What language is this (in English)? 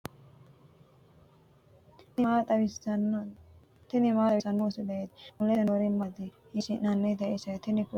Sidamo